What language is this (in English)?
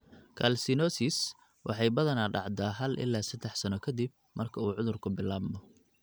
Somali